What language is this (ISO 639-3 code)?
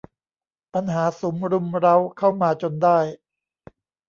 tha